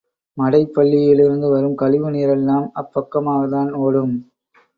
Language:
Tamil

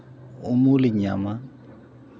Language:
Santali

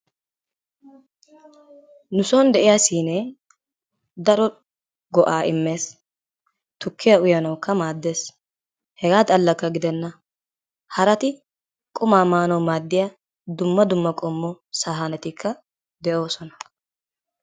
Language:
Wolaytta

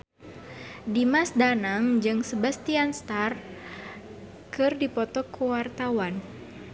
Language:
Sundanese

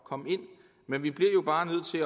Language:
Danish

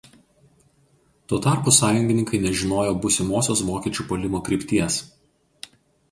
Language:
Lithuanian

